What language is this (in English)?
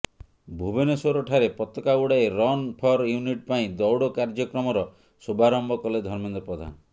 Odia